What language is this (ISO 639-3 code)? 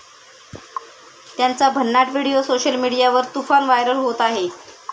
mar